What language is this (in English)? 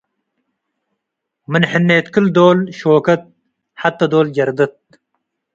Tigre